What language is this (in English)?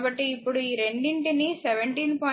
Telugu